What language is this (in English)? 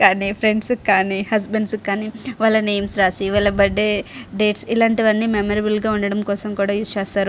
Telugu